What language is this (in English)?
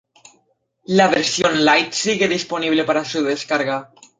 Spanish